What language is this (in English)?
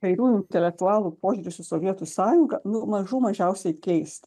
Lithuanian